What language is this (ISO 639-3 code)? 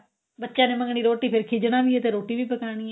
pan